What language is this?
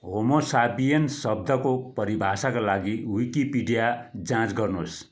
Nepali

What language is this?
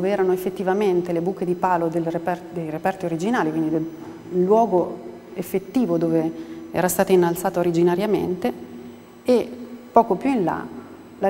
Italian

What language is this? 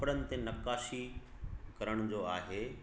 Sindhi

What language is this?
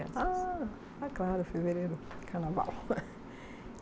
Portuguese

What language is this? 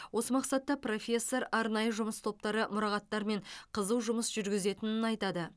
Kazakh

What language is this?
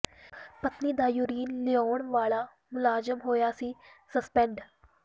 Punjabi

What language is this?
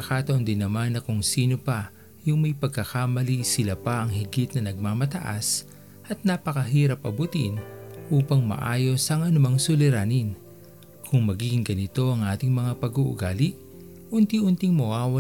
Filipino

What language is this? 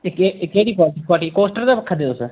Dogri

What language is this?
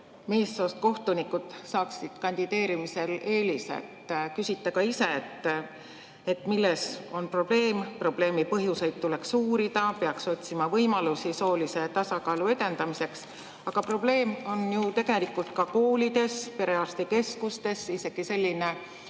Estonian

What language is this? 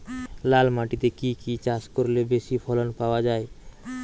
Bangla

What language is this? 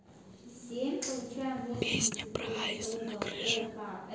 Russian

